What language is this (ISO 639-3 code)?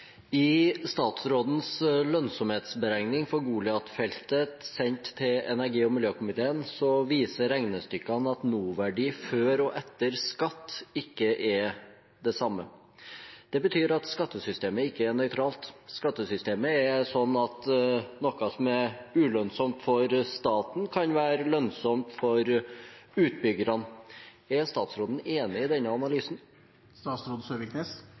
nob